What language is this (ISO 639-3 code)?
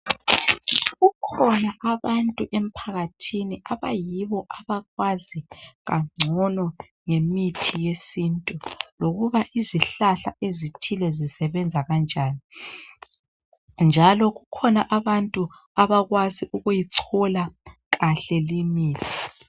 nde